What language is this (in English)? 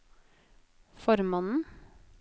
Norwegian